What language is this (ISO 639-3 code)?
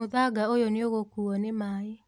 kik